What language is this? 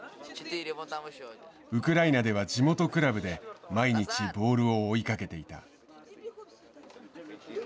Japanese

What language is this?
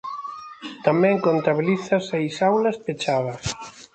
Galician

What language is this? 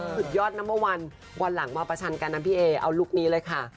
Thai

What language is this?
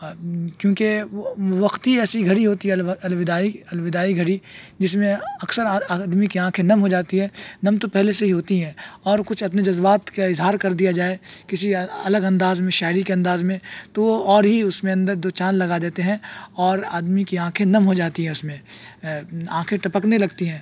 Urdu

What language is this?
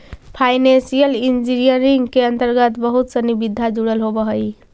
Magahi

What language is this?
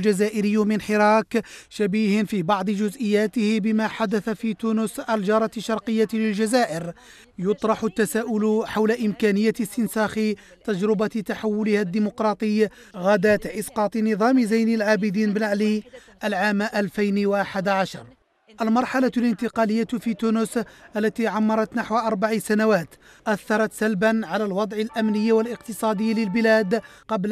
Arabic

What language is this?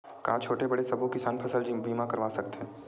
Chhattisgarhi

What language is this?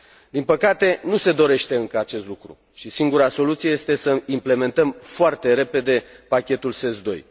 Romanian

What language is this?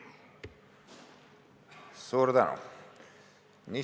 Estonian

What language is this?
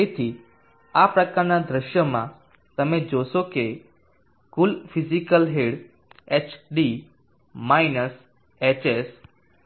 Gujarati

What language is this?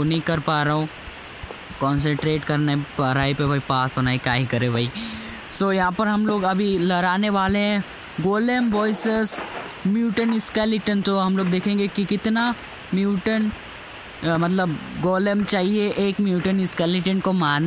Hindi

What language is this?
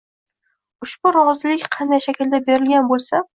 Uzbek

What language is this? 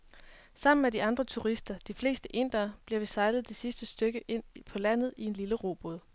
Danish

